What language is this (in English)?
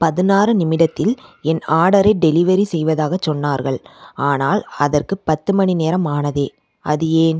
Tamil